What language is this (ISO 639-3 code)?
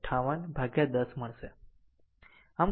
guj